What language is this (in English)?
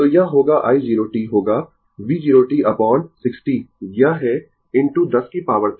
Hindi